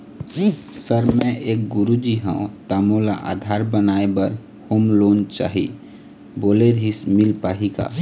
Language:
Chhattisgarhi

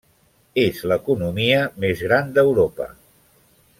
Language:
Catalan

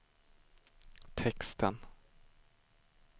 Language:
Swedish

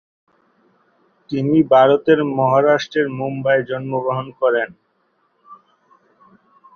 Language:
Bangla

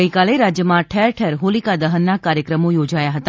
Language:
Gujarati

